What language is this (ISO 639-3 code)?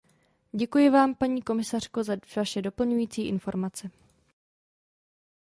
ces